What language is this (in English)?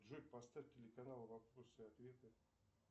Russian